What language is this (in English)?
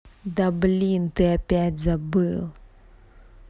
Russian